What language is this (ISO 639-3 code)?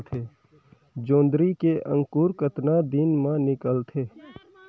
hne